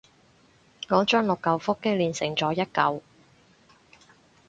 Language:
Cantonese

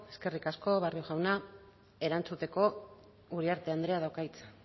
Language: Basque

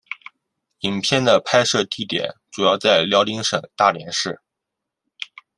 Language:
Chinese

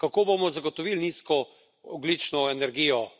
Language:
Slovenian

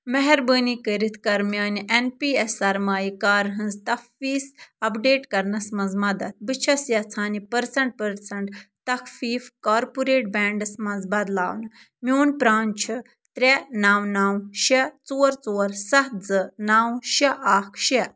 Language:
Kashmiri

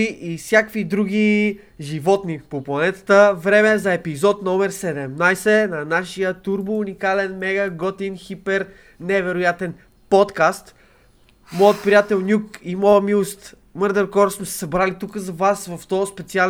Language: Bulgarian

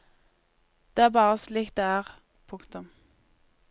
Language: Norwegian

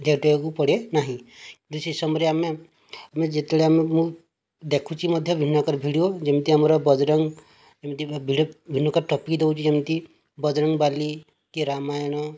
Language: Odia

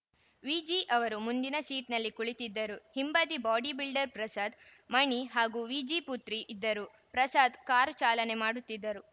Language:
Kannada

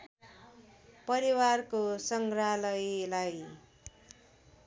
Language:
Nepali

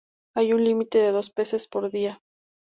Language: Spanish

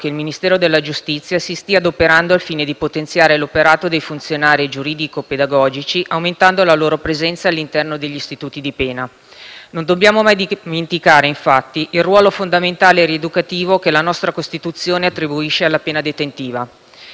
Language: Italian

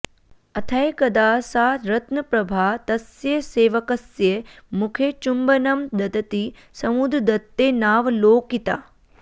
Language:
Sanskrit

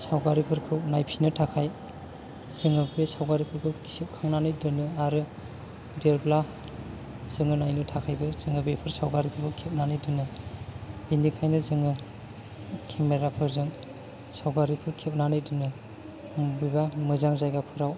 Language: Bodo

